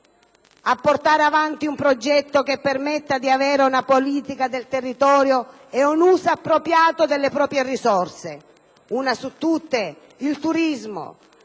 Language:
Italian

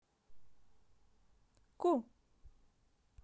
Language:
Russian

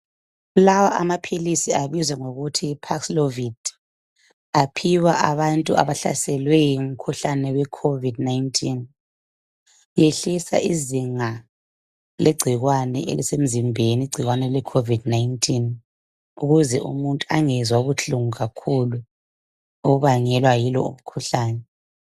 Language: North Ndebele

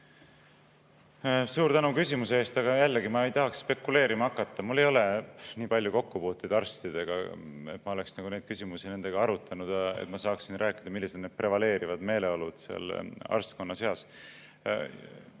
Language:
Estonian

